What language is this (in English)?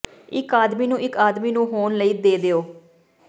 Punjabi